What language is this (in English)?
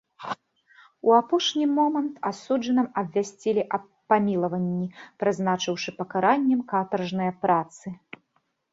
Belarusian